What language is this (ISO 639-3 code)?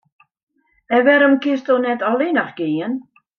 fry